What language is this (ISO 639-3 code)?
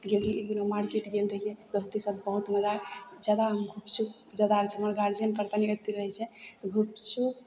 mai